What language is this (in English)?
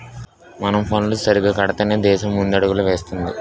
Telugu